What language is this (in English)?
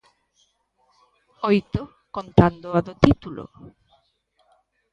Galician